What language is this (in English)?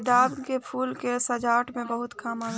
Bhojpuri